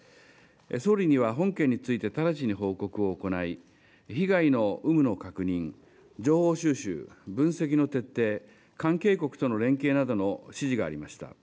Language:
Japanese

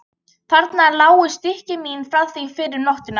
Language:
Icelandic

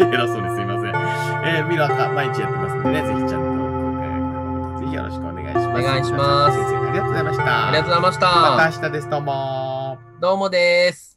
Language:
Japanese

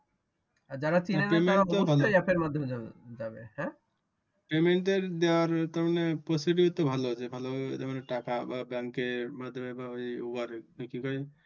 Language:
Bangla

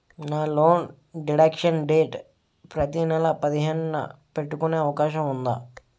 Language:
Telugu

